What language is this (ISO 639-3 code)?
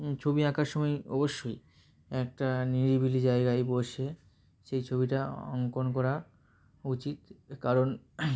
ben